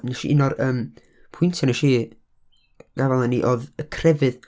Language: Welsh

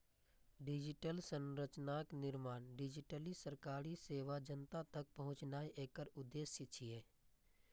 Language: Maithili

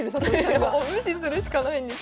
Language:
Japanese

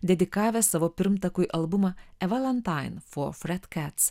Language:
Lithuanian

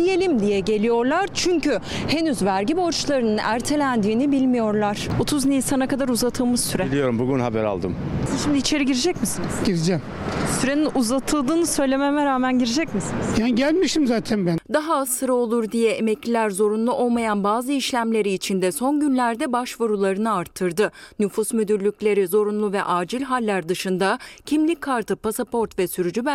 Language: Turkish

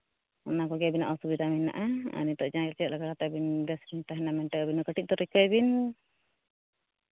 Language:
Santali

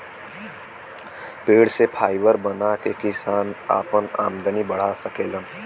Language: Bhojpuri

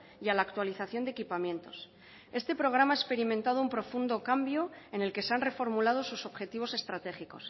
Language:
Spanish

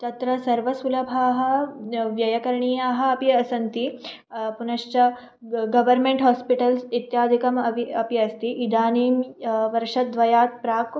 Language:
Sanskrit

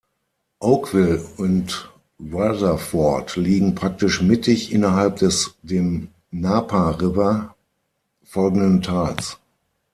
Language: German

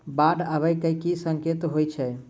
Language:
Maithili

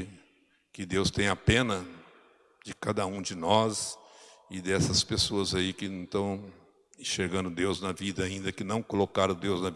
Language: Portuguese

